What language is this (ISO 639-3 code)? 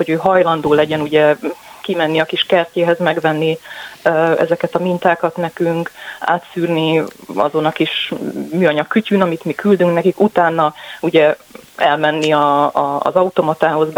hun